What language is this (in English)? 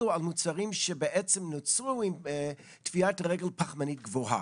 Hebrew